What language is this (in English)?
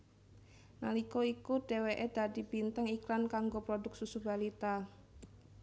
Javanese